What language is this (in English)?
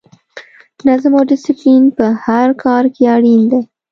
Pashto